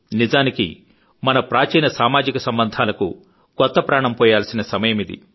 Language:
Telugu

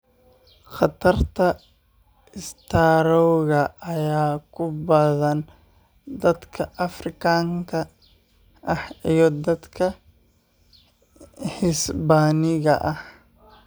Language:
Somali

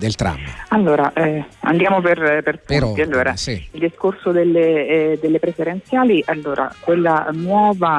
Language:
Italian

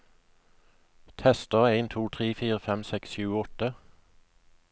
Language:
Norwegian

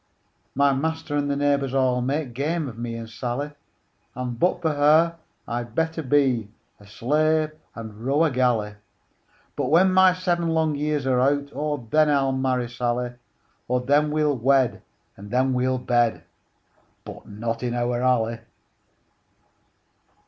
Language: English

